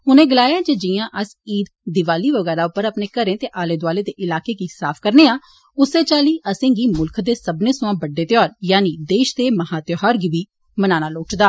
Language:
Dogri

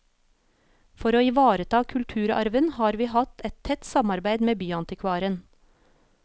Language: Norwegian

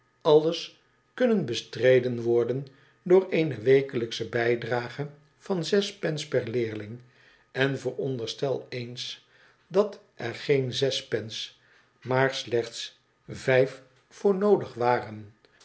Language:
Dutch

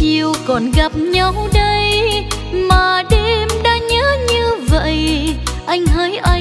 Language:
Vietnamese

